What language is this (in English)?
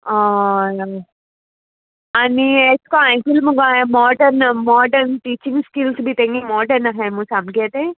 Konkani